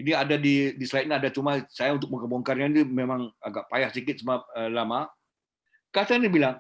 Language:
Indonesian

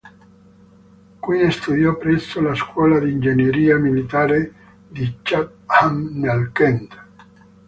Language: Italian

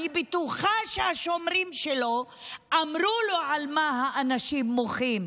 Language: Hebrew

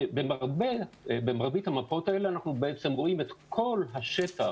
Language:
Hebrew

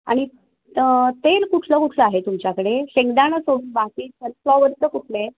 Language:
Marathi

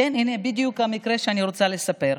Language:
Hebrew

